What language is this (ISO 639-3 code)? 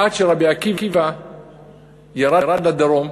heb